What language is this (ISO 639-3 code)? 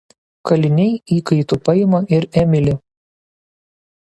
lit